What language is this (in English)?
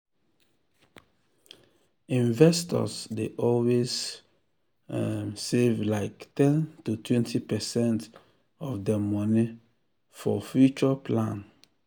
Nigerian Pidgin